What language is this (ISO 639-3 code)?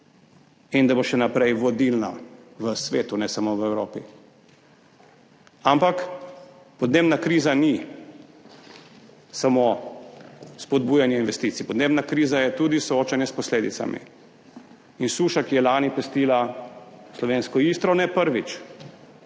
slv